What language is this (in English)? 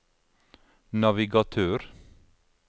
Norwegian